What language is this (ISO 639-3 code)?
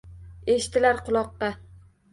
uzb